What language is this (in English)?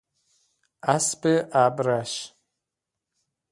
Persian